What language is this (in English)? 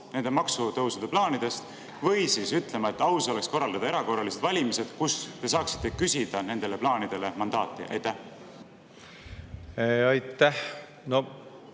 Estonian